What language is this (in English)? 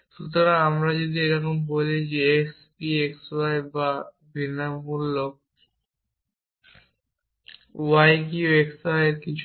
Bangla